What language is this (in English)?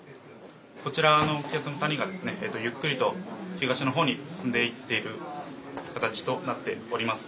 Japanese